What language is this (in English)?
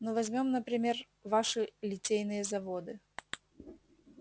Russian